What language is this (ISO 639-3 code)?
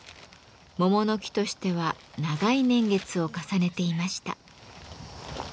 jpn